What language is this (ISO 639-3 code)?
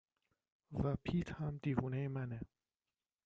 fas